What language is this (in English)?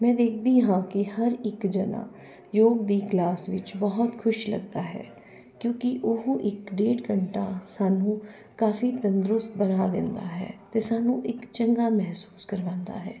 Punjabi